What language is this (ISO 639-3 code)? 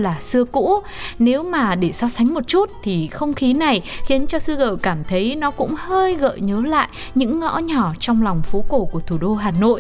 vie